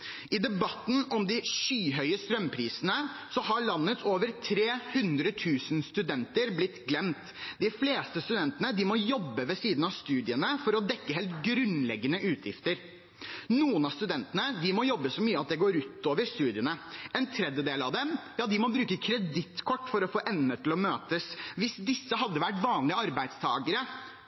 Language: Norwegian Bokmål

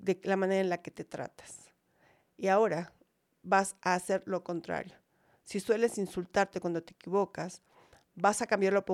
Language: Spanish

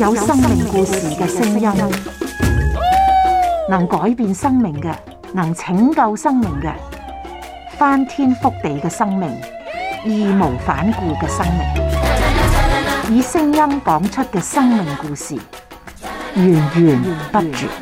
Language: Chinese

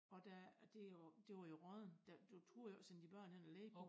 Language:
Danish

